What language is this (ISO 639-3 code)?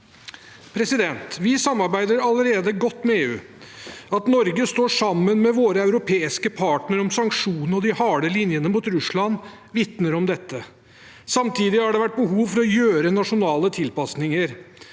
nor